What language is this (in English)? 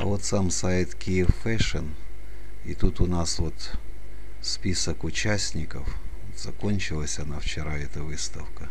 Russian